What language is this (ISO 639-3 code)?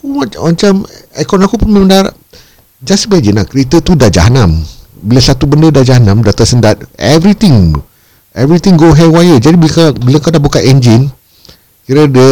msa